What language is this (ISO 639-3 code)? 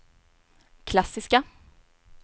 swe